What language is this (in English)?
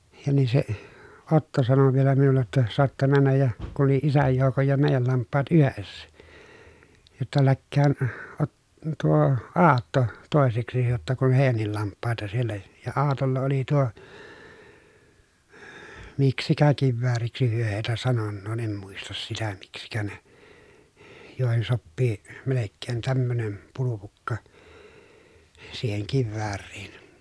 Finnish